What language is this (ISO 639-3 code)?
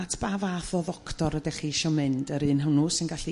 cym